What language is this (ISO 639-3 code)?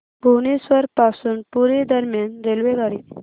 mar